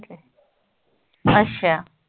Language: Punjabi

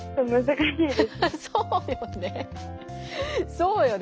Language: Japanese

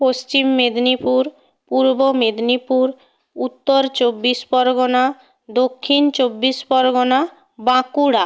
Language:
Bangla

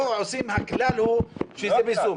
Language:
Hebrew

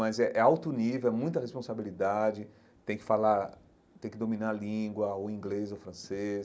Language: Portuguese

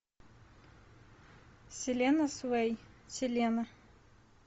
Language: Russian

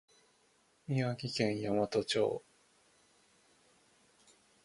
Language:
Japanese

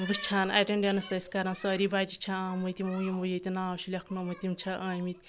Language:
Kashmiri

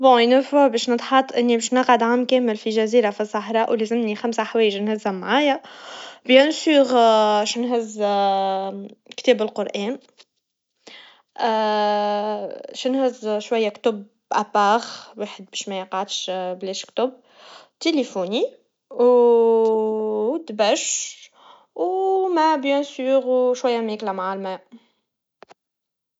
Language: Tunisian Arabic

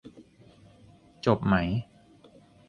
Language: Thai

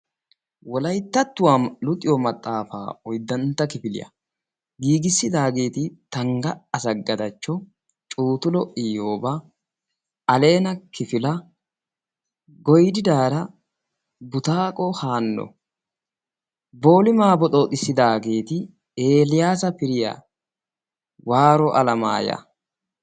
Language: Wolaytta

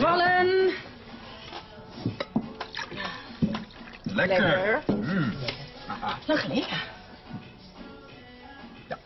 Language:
Dutch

